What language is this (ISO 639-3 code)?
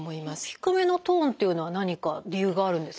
jpn